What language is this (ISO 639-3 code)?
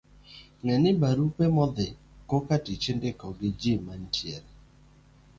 luo